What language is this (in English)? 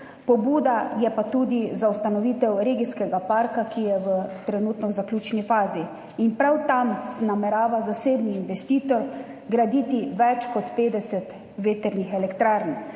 Slovenian